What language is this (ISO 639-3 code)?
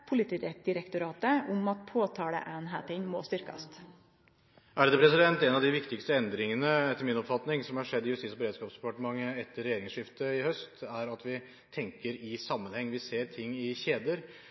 nor